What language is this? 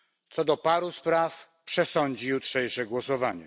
Polish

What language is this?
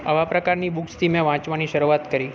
Gujarati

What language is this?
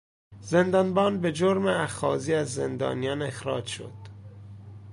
Persian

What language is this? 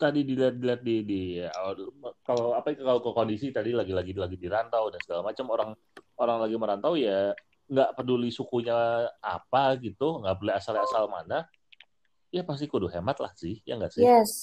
Indonesian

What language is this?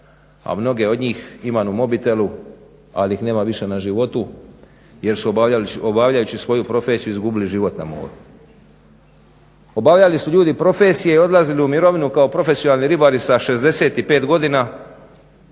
Croatian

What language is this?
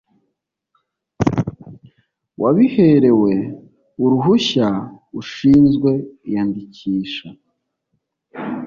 Kinyarwanda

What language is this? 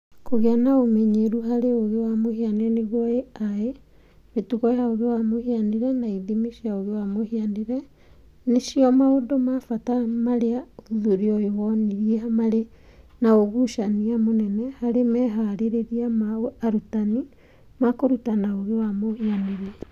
Kikuyu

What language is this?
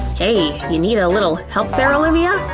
English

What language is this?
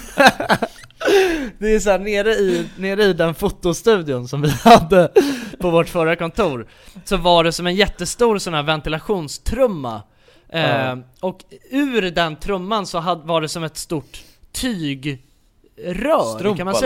Swedish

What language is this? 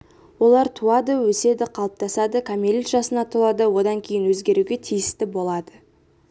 Kazakh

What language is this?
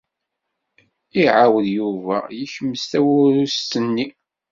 Kabyle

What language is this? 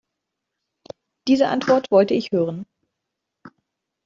German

